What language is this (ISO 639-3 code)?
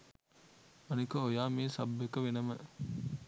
sin